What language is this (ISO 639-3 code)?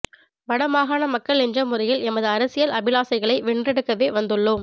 tam